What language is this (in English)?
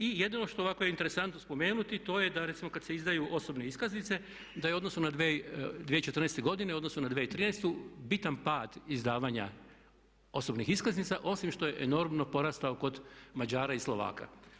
Croatian